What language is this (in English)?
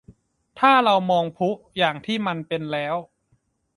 Thai